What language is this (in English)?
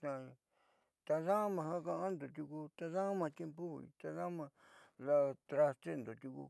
Southeastern Nochixtlán Mixtec